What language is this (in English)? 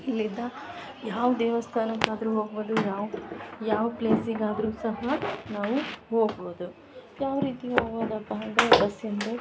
Kannada